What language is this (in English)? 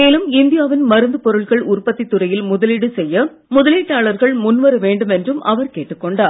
Tamil